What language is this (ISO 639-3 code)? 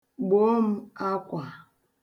ibo